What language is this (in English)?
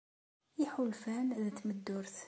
Kabyle